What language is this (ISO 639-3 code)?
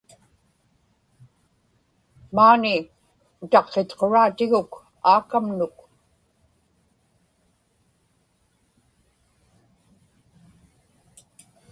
ipk